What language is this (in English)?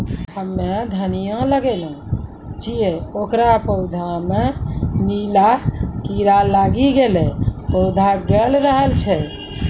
Maithili